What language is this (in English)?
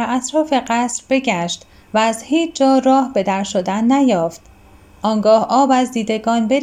Persian